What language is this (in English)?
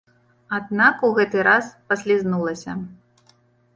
Belarusian